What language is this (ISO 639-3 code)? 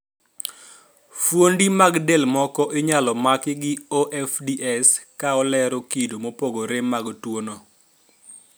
luo